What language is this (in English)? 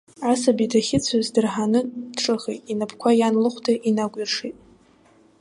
Abkhazian